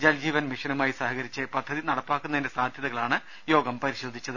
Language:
Malayalam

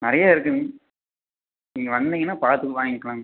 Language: Tamil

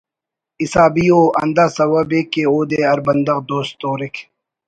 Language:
Brahui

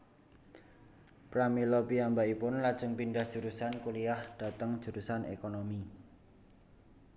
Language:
Javanese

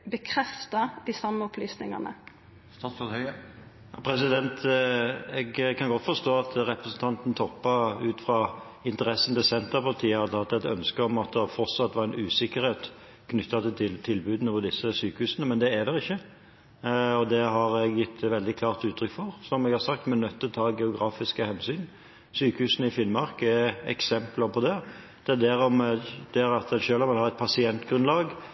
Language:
Norwegian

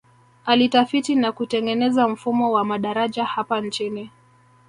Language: Swahili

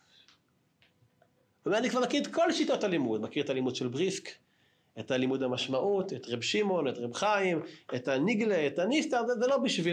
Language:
Hebrew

